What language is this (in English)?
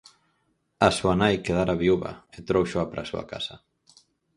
Galician